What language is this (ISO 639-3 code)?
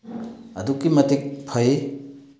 mni